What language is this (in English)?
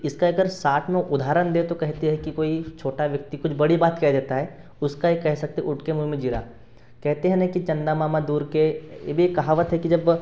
Hindi